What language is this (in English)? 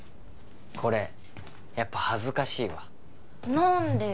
Japanese